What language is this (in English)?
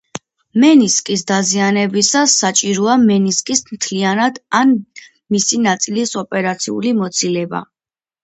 Georgian